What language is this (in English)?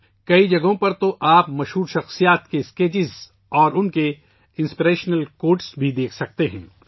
Urdu